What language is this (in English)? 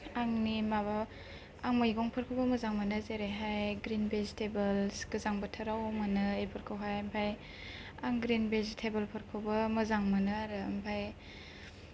Bodo